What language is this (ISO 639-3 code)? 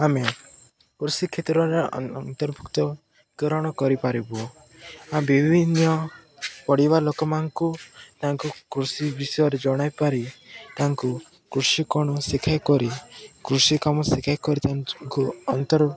ori